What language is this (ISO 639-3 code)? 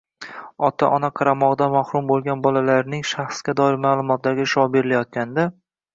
uzb